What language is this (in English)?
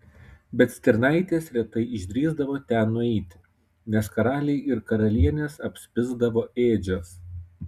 Lithuanian